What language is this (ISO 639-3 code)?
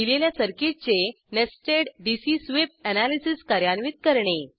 mar